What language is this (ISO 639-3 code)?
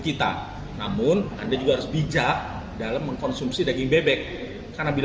ind